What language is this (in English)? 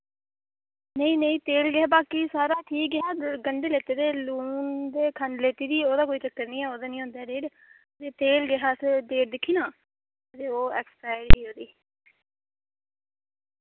Dogri